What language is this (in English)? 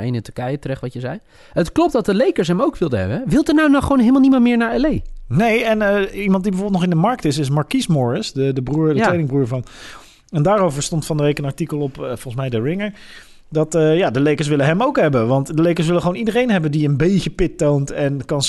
Dutch